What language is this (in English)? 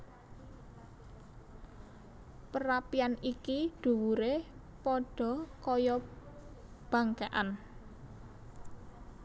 Javanese